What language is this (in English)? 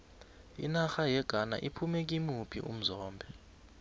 South Ndebele